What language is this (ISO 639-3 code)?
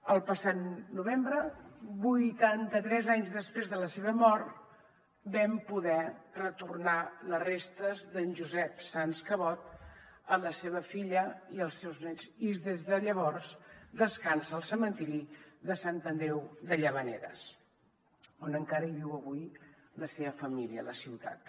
cat